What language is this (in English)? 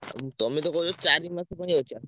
Odia